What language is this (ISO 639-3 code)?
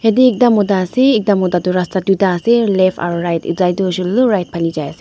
nag